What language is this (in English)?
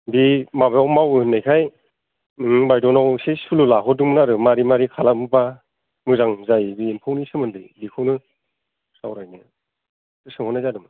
Bodo